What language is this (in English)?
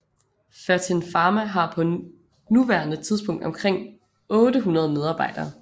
Danish